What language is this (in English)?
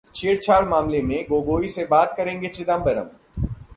Hindi